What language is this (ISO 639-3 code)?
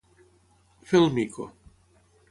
cat